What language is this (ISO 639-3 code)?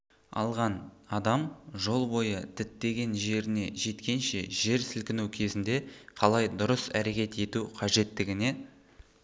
kaz